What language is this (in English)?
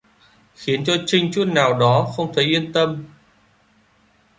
Vietnamese